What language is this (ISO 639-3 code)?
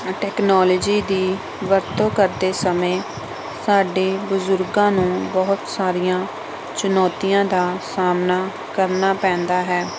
pan